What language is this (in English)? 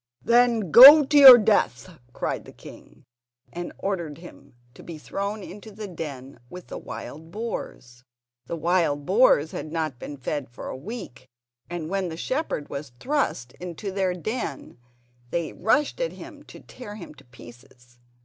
English